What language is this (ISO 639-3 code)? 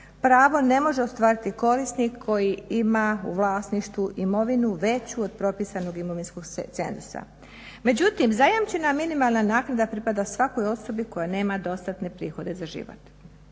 hrv